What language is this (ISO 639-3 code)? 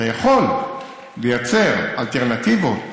heb